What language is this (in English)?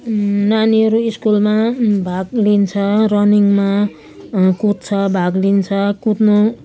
Nepali